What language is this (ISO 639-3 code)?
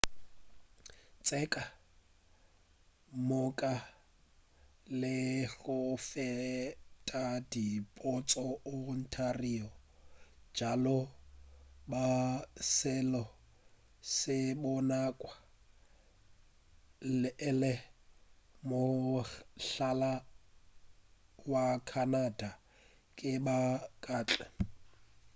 nso